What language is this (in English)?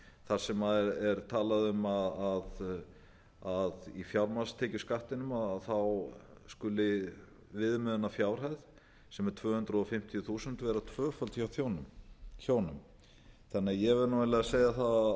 Icelandic